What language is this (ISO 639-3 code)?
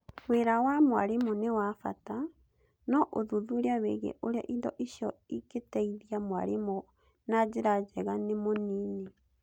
kik